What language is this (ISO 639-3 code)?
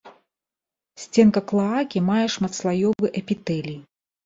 bel